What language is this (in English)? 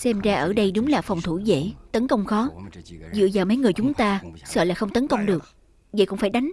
Vietnamese